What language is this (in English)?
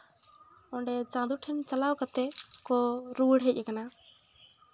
Santali